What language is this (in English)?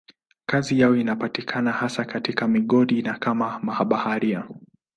Swahili